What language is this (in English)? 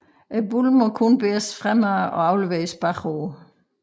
Danish